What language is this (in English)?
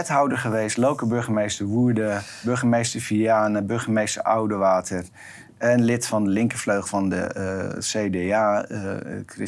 Dutch